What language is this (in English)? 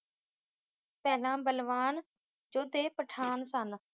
Punjabi